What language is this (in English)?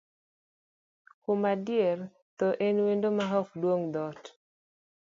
Luo (Kenya and Tanzania)